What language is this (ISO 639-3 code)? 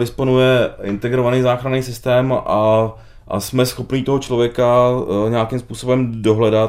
ces